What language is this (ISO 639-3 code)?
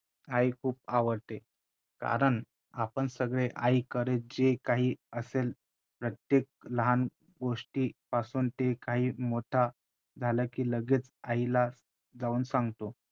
mar